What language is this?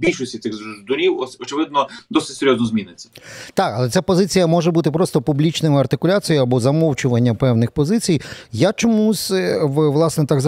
Ukrainian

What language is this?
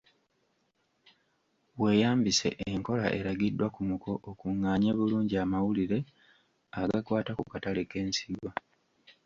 Ganda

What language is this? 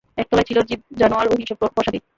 Bangla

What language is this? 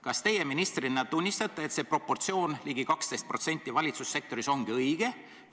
Estonian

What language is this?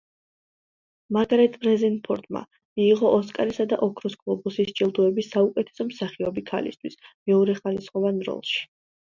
Georgian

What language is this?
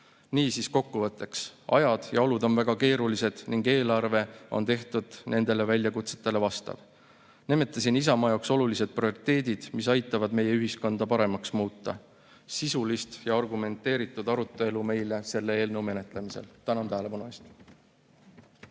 Estonian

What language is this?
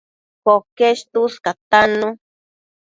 Matsés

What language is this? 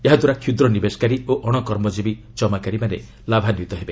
Odia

